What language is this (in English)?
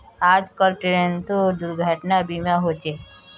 Magahi